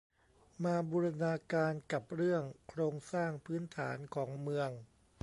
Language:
Thai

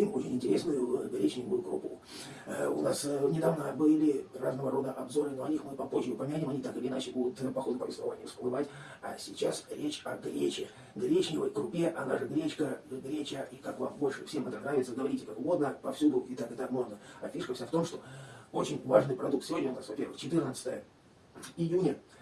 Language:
Russian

